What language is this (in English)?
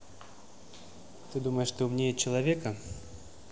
Russian